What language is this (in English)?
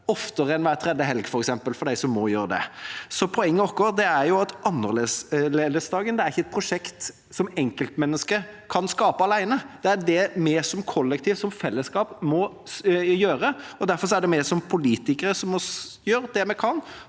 Norwegian